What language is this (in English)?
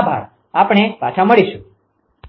Gujarati